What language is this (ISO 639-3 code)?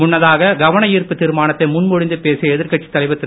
tam